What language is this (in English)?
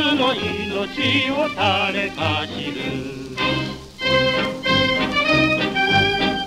Romanian